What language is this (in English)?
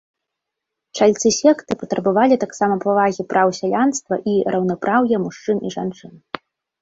Belarusian